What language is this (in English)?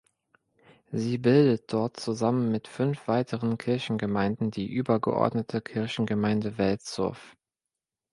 German